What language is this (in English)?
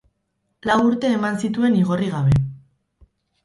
Basque